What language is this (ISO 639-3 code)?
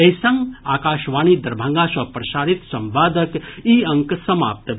mai